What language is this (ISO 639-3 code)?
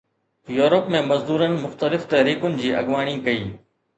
snd